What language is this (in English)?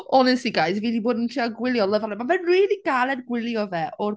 Welsh